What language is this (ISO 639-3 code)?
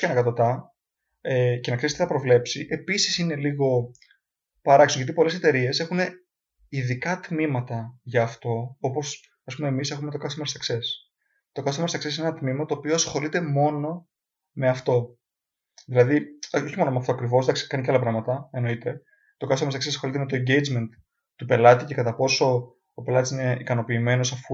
ell